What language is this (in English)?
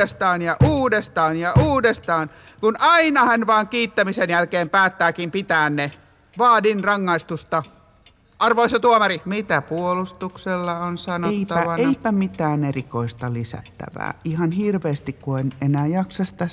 Finnish